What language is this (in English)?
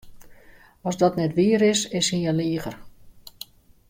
Western Frisian